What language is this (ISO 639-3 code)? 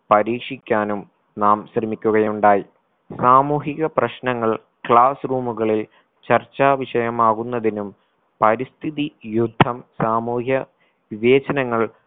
mal